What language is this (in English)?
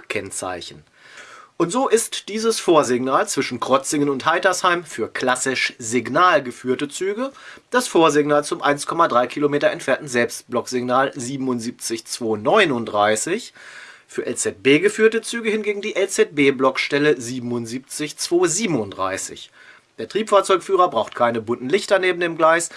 German